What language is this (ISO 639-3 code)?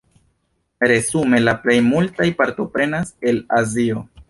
epo